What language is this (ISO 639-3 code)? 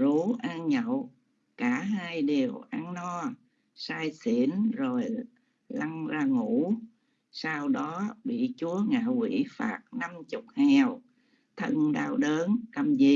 vie